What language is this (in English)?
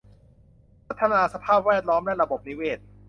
Thai